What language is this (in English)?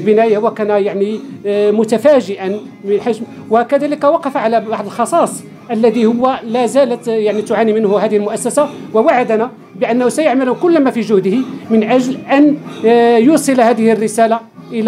Arabic